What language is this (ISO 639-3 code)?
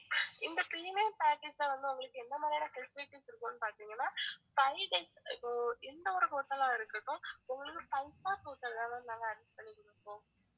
tam